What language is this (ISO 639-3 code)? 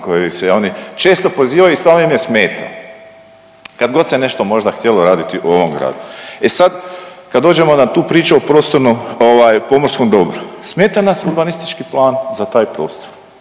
hrv